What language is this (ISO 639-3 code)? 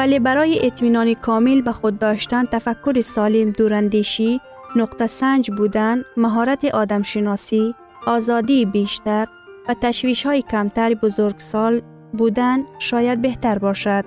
fas